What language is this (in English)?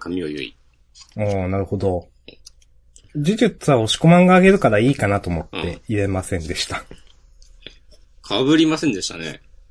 Japanese